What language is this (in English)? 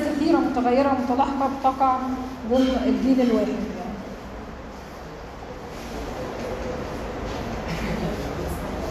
Arabic